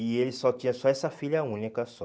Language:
Portuguese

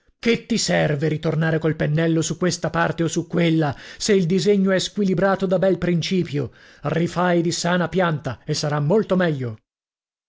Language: Italian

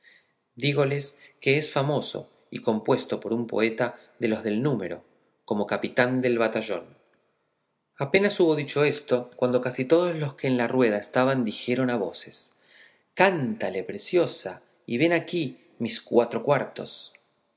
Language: Spanish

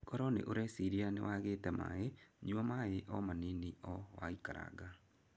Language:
Kikuyu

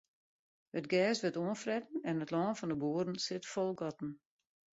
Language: Western Frisian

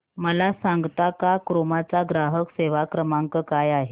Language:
Marathi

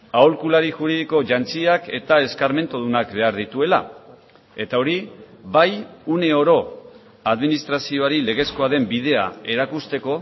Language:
Basque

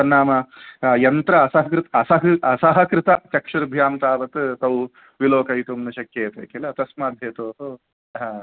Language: Sanskrit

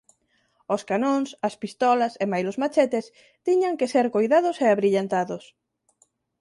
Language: Galician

